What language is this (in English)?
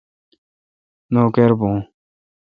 Kalkoti